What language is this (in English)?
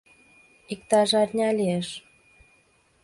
Mari